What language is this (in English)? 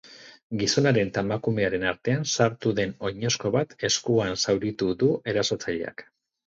Basque